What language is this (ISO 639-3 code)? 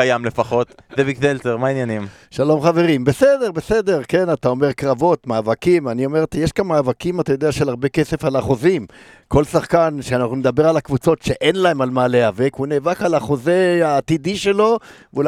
heb